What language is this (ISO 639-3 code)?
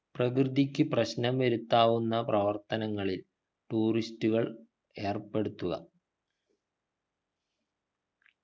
mal